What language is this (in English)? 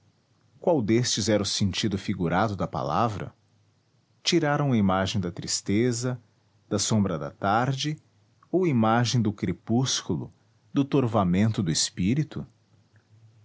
Portuguese